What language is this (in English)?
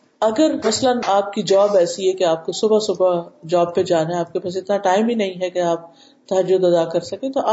Urdu